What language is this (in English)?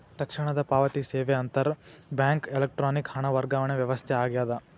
Kannada